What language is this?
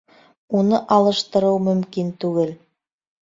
Bashkir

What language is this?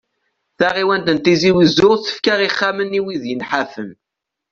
Kabyle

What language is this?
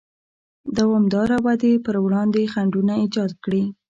Pashto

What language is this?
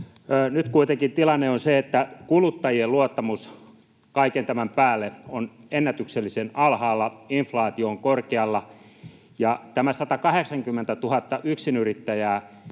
Finnish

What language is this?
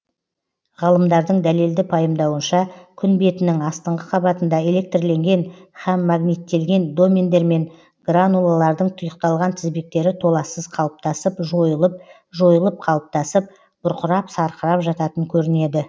Kazakh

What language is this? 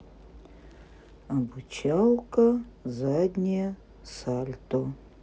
Russian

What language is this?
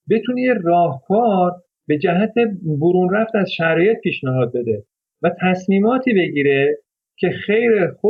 Persian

